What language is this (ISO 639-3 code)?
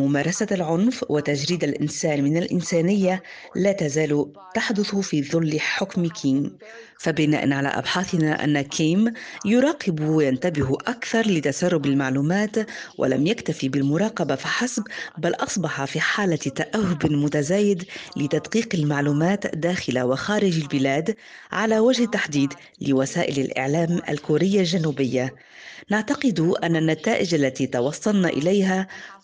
ara